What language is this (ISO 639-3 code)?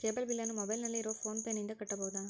kan